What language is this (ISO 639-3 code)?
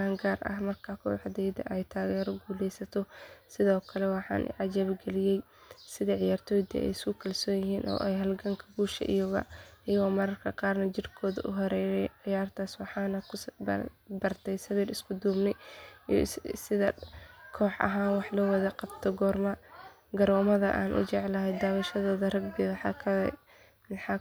som